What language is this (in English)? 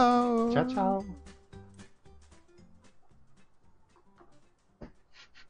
French